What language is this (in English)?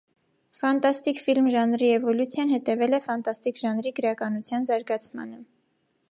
Armenian